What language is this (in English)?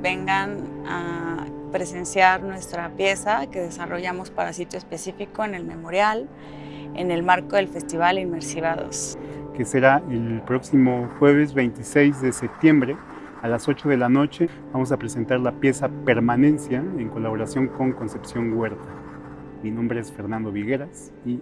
Spanish